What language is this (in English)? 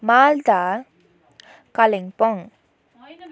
Nepali